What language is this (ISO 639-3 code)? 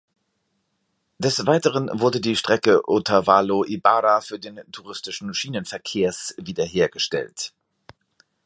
deu